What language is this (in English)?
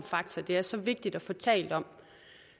Danish